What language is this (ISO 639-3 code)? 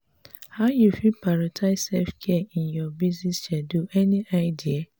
pcm